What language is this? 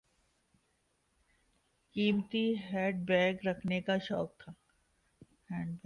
Urdu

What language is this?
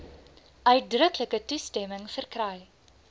Afrikaans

